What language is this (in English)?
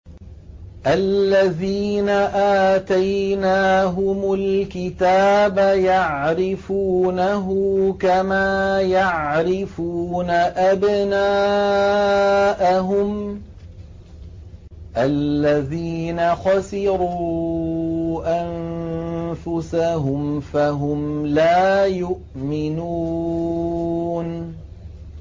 Arabic